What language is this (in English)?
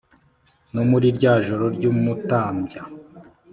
Kinyarwanda